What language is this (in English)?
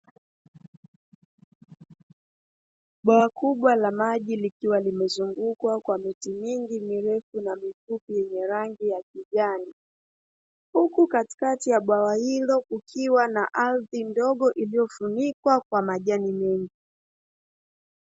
Swahili